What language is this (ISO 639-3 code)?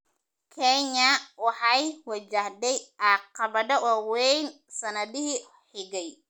som